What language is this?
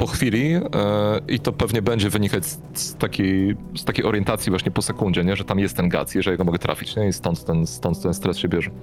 Polish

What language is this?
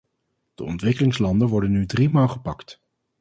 Dutch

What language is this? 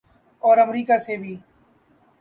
Urdu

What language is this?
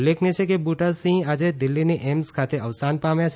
Gujarati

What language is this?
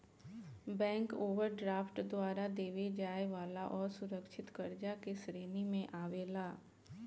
Bhojpuri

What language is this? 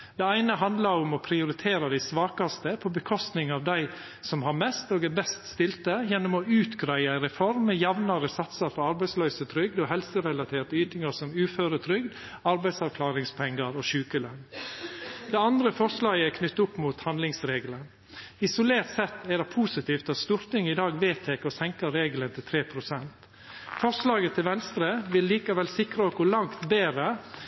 Norwegian Nynorsk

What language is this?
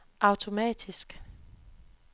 Danish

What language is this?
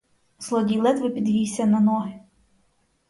Ukrainian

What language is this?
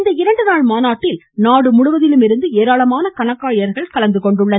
Tamil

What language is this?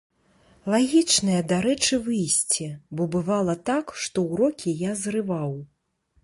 Belarusian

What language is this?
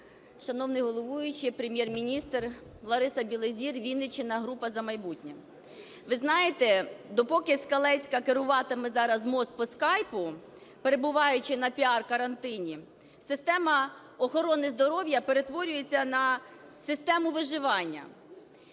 Ukrainian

